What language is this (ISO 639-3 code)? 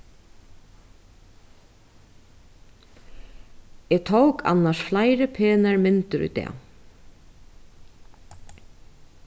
fao